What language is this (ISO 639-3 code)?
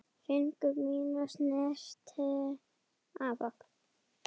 isl